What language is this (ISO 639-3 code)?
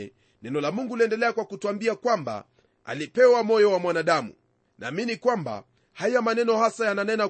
swa